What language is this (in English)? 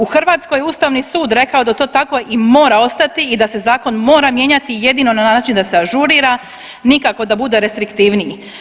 Croatian